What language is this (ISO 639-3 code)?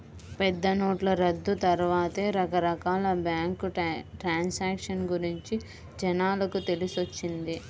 tel